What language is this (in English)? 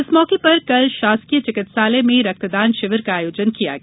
Hindi